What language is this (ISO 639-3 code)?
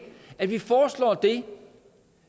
dan